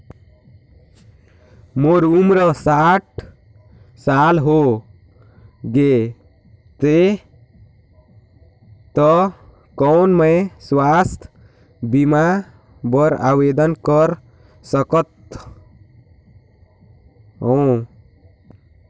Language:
Chhattisgarhi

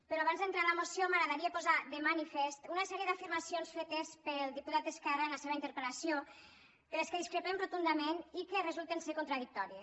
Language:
Catalan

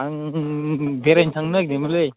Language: Bodo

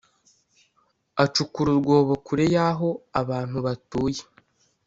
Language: Kinyarwanda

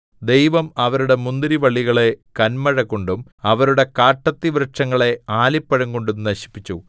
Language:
Malayalam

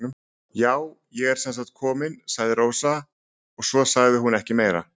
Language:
Icelandic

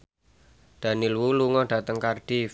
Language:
Javanese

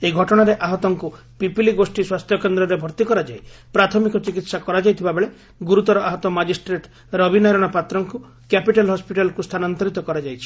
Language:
Odia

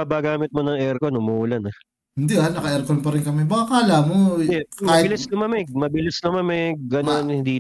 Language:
Filipino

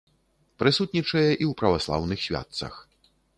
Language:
Belarusian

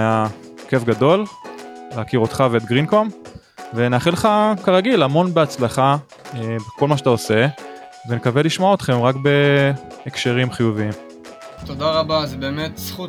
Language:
Hebrew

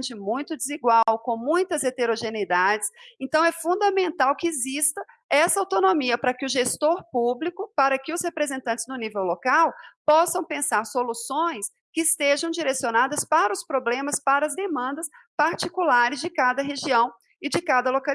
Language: Portuguese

